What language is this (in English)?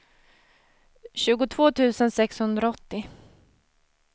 Swedish